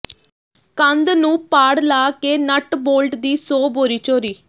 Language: Punjabi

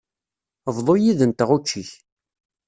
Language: Kabyle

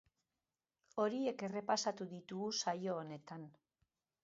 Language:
Basque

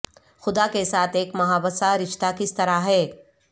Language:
Urdu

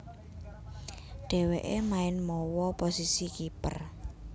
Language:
Javanese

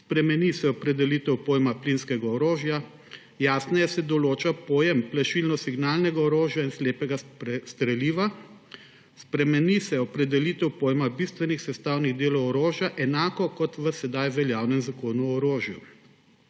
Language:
Slovenian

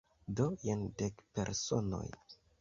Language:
Esperanto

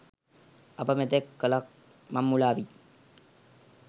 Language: Sinhala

